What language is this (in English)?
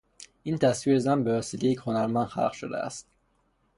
Persian